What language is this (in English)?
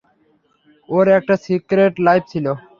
Bangla